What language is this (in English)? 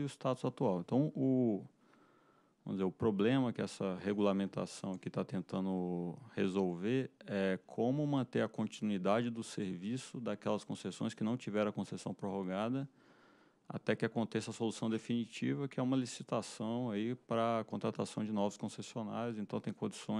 Portuguese